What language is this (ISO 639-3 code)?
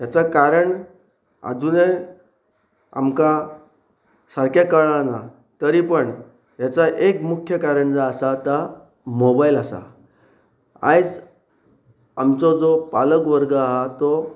kok